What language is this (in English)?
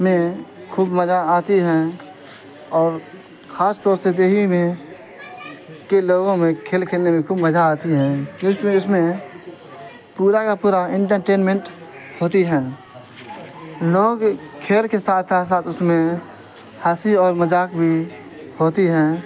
Urdu